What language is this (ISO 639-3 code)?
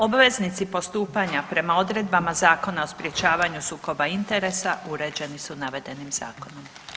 hrv